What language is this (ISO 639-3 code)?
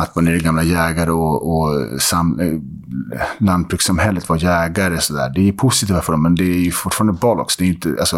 swe